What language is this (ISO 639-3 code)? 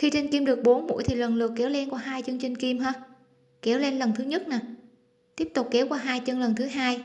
vie